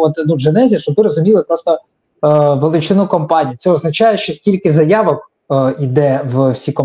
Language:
Ukrainian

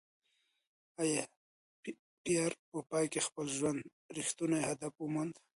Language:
Pashto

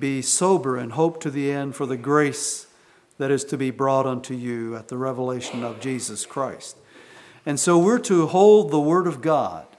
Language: English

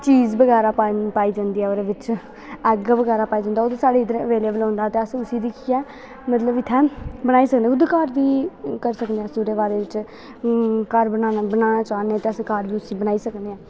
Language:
Dogri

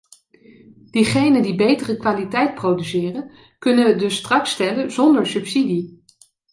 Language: Dutch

